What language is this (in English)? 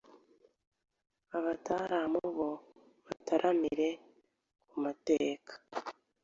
Kinyarwanda